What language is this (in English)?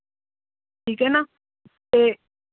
Punjabi